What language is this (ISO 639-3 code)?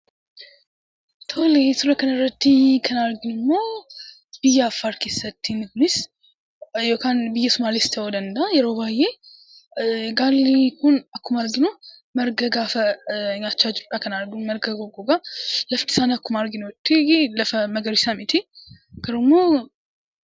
orm